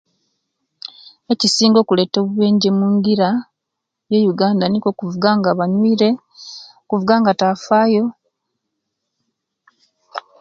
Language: Kenyi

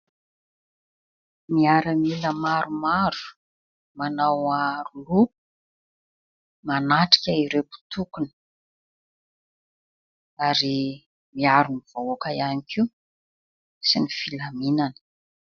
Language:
Malagasy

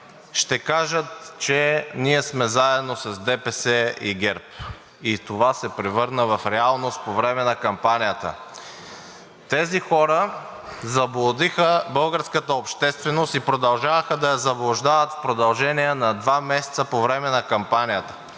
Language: Bulgarian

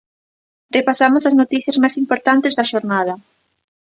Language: Galician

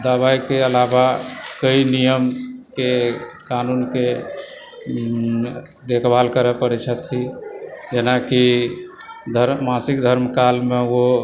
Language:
Maithili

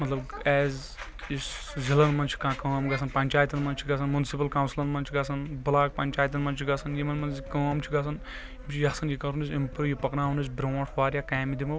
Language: Kashmiri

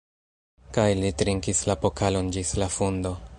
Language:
Esperanto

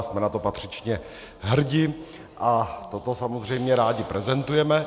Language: Czech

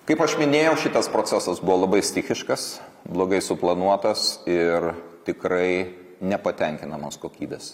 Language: Lithuanian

